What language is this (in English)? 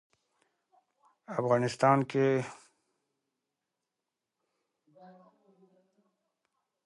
Pashto